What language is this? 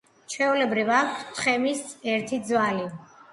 Georgian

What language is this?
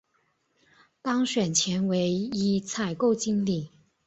Chinese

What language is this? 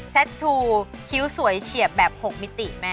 Thai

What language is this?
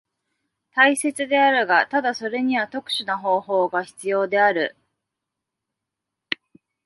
Japanese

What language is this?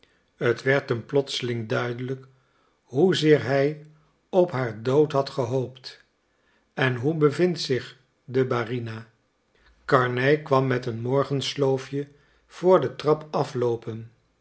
Dutch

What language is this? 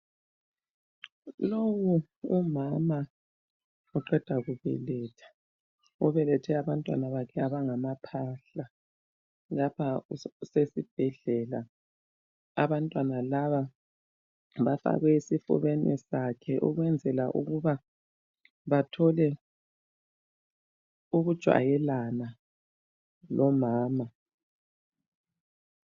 North Ndebele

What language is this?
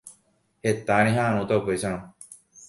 Guarani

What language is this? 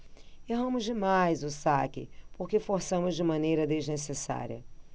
Portuguese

